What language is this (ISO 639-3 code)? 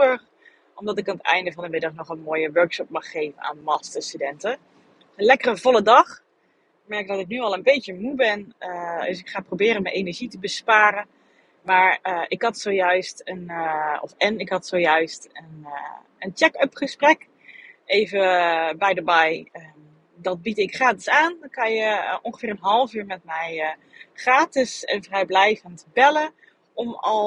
nld